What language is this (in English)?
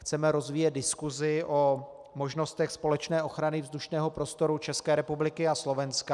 Czech